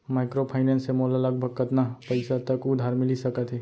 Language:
Chhattisgarhi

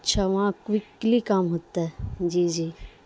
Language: Urdu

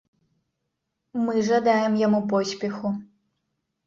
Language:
Belarusian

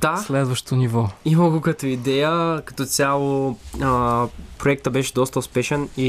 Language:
Bulgarian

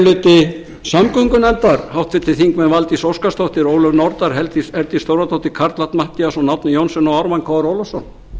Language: Icelandic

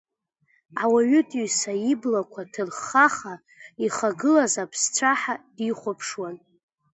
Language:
Abkhazian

